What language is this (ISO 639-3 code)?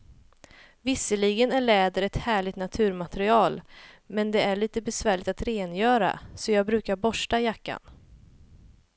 swe